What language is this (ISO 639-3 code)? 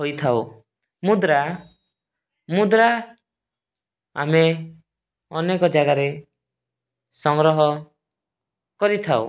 ori